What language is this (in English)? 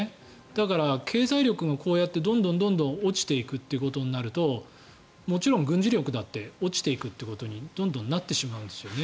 Japanese